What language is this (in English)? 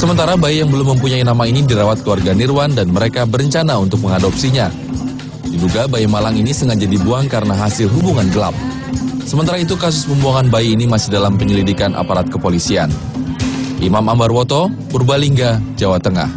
Indonesian